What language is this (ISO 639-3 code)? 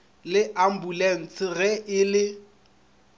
nso